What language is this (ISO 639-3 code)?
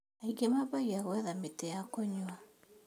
kik